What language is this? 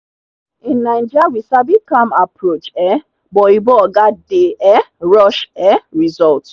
Nigerian Pidgin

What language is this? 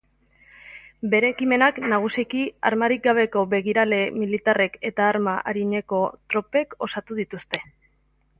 Basque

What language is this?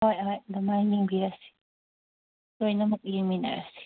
Manipuri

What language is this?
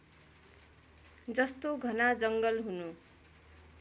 Nepali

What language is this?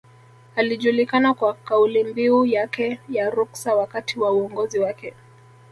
Swahili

